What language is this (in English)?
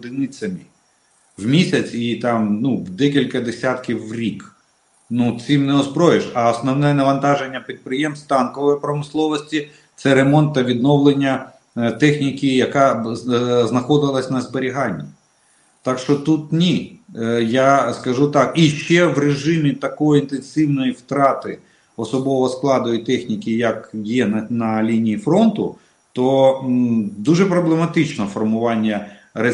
Russian